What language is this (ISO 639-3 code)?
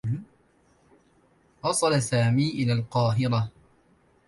ara